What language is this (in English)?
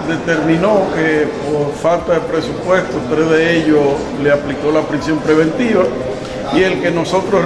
Spanish